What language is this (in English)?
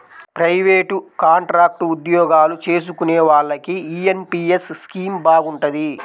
Telugu